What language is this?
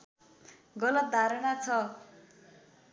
Nepali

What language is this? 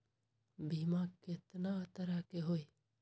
Magahi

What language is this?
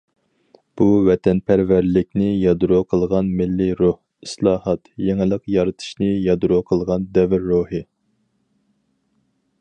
Uyghur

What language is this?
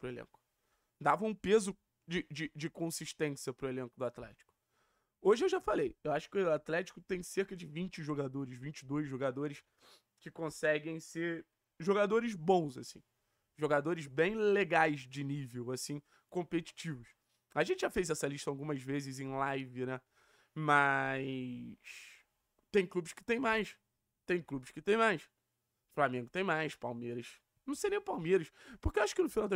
Portuguese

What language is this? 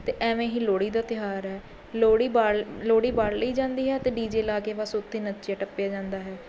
Punjabi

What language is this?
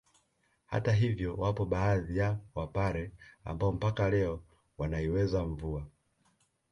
Swahili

